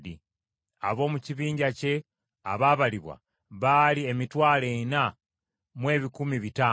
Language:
Ganda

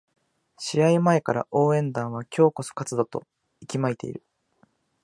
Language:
Japanese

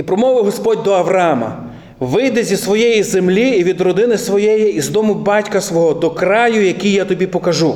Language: Ukrainian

